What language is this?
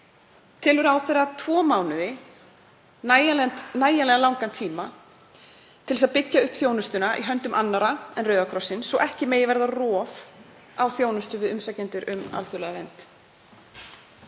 Icelandic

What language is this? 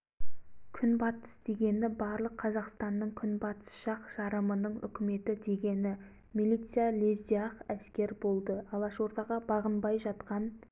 Kazakh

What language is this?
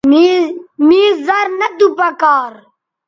Bateri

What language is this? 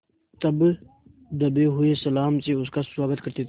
Hindi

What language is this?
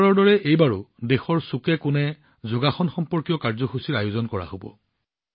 Assamese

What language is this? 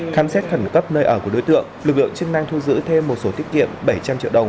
Vietnamese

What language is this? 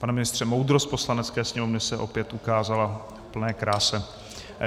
Czech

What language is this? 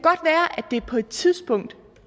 Danish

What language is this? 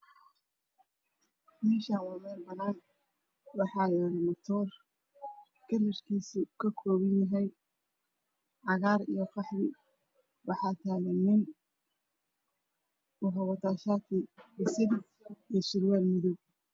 Somali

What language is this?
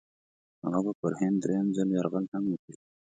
Pashto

